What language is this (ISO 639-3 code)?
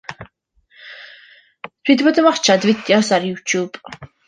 cym